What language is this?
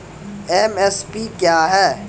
Maithili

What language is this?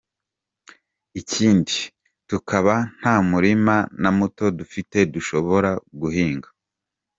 Kinyarwanda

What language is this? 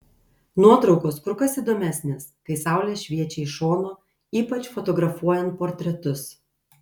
Lithuanian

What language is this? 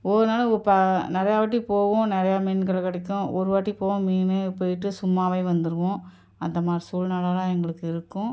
Tamil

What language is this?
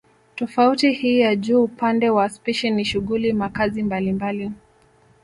Swahili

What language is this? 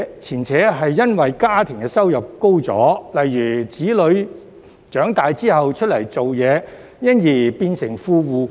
Cantonese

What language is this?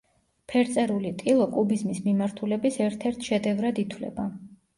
Georgian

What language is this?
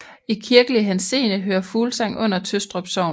Danish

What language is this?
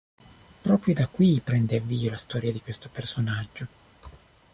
Italian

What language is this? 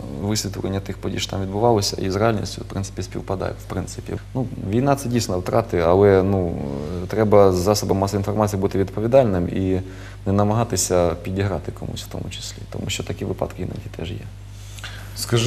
Ukrainian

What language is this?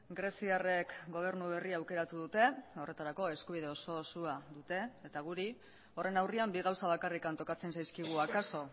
Basque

